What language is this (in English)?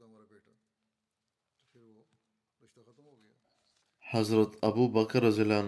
Bulgarian